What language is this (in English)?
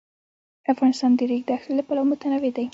Pashto